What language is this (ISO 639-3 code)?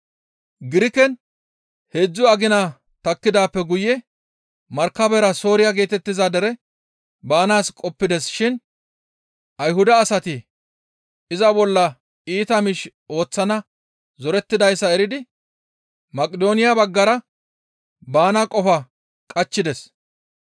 gmv